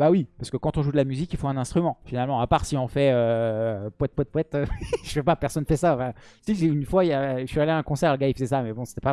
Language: French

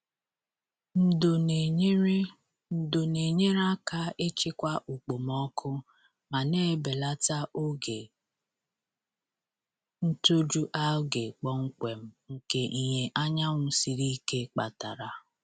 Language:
Igbo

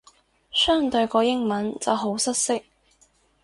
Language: Cantonese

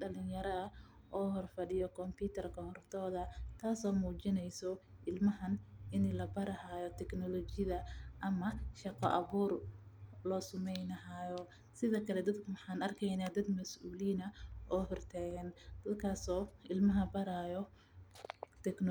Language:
Somali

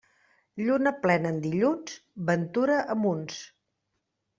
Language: Catalan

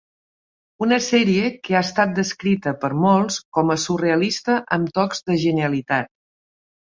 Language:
Catalan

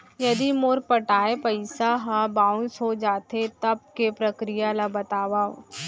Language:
Chhattisgarhi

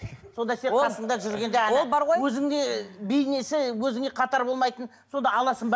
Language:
Kazakh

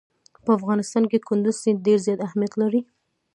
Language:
Pashto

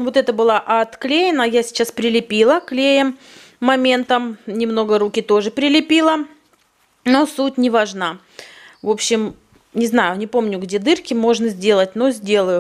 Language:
Russian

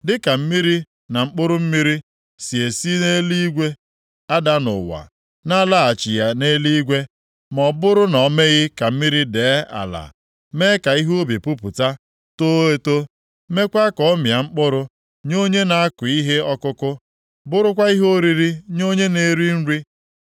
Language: Igbo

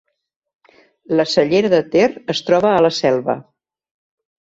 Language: Catalan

